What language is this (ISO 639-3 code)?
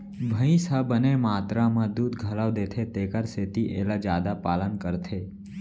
hne